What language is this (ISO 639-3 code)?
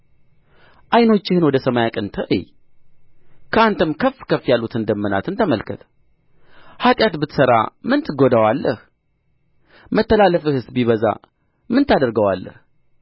amh